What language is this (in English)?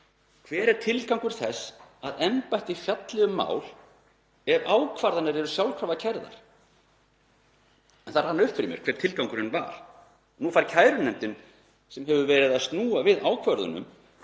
Icelandic